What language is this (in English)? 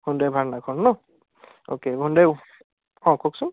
Assamese